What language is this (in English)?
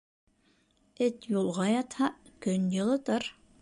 Bashkir